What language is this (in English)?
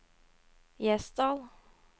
Norwegian